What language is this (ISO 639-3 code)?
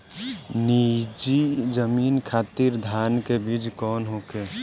bho